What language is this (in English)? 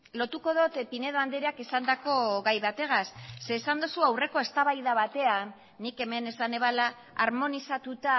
Basque